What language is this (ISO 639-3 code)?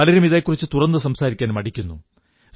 mal